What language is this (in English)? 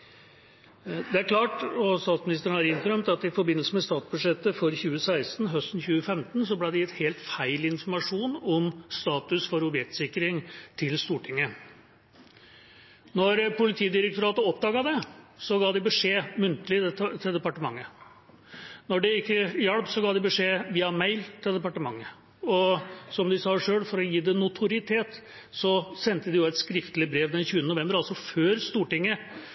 Norwegian Bokmål